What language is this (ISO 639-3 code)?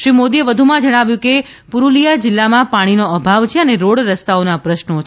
guj